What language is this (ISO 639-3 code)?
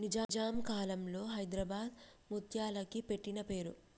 tel